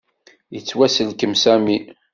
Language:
Kabyle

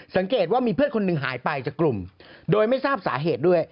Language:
Thai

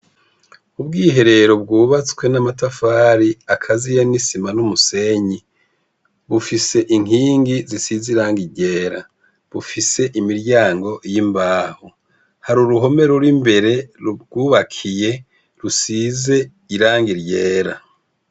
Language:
Rundi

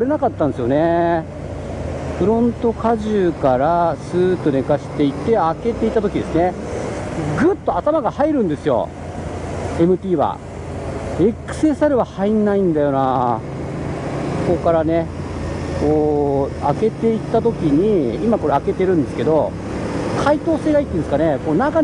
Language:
Japanese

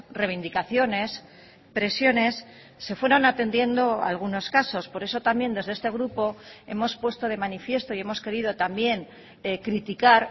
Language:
Spanish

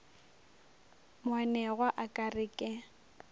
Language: Northern Sotho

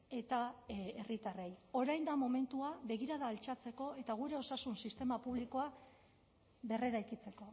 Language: Basque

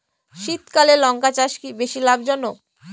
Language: Bangla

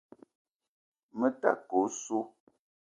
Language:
Eton (Cameroon)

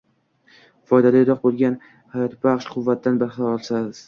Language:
Uzbek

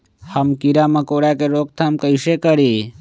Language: Magahi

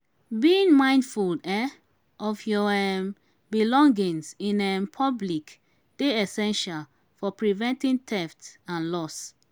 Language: Nigerian Pidgin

